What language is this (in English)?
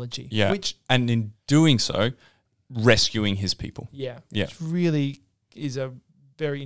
English